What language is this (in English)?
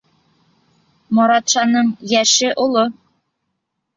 Bashkir